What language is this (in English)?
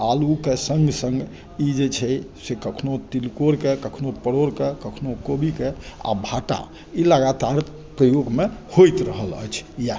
Maithili